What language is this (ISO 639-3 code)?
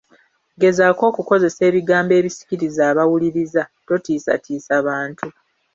lug